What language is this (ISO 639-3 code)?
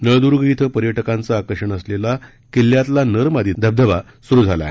mar